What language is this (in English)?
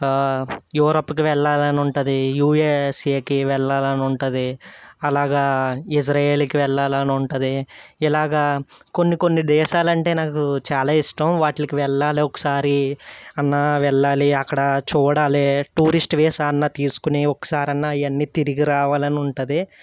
Telugu